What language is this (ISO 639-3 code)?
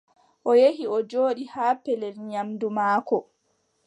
fub